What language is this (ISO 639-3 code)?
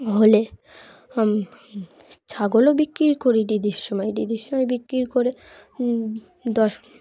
ben